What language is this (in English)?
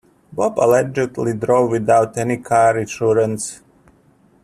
English